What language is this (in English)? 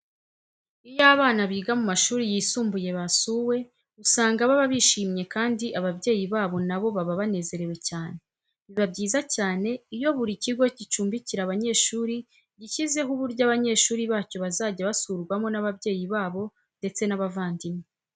Kinyarwanda